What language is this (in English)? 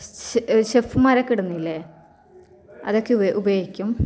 Malayalam